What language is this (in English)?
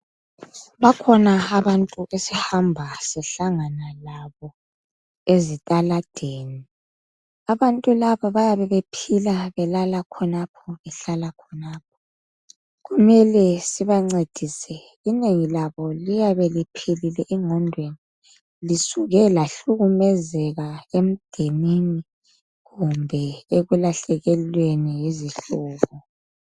North Ndebele